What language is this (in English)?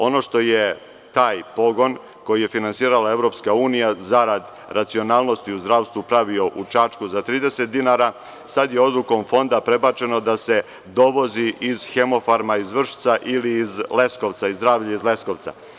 Serbian